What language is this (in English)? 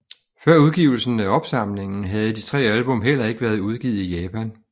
Danish